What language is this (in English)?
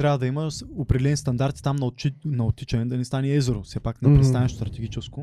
Bulgarian